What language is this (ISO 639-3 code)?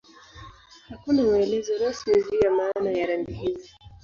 swa